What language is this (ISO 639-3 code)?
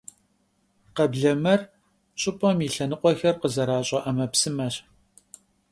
kbd